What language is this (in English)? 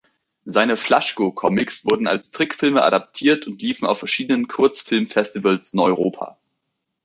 German